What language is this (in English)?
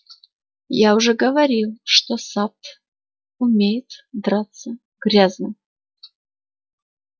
Russian